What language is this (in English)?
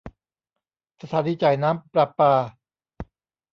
Thai